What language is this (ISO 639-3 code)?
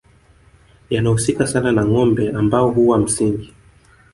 swa